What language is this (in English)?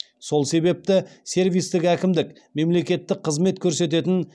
Kazakh